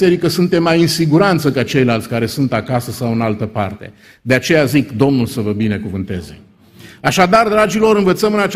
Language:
Romanian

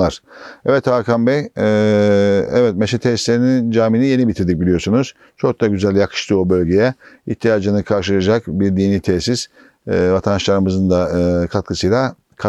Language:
Turkish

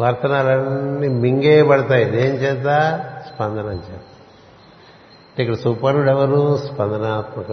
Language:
Telugu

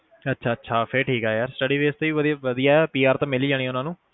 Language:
Punjabi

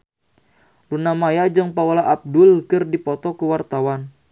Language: Sundanese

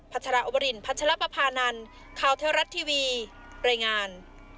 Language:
Thai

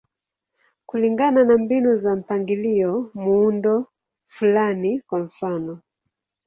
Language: Swahili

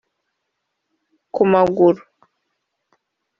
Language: Kinyarwanda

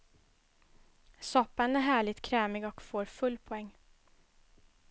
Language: Swedish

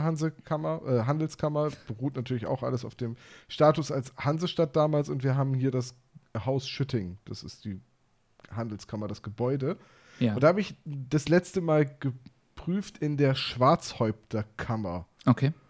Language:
German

